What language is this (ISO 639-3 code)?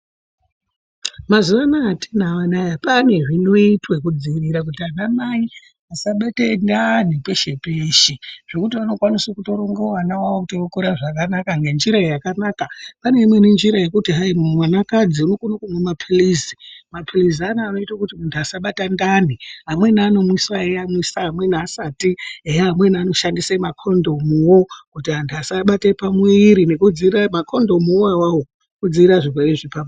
ndc